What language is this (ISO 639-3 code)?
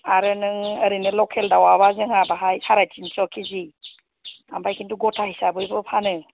brx